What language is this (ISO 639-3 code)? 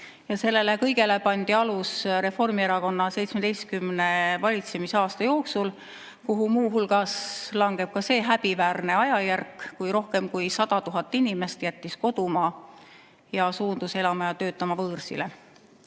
est